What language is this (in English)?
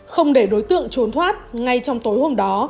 Vietnamese